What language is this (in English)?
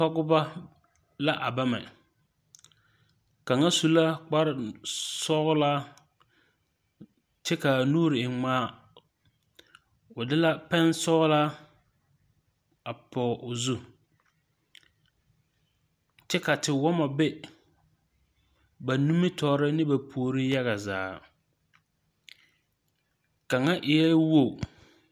Southern Dagaare